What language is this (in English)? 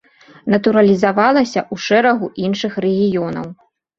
Belarusian